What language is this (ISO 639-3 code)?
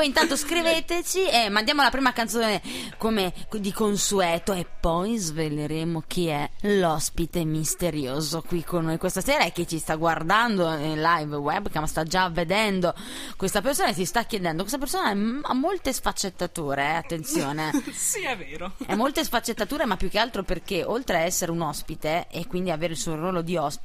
ita